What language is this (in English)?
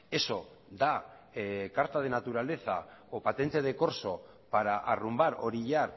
Spanish